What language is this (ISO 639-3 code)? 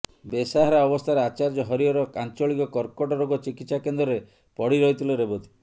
ori